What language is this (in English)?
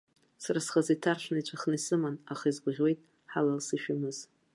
Abkhazian